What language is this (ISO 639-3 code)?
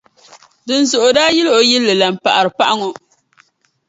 dag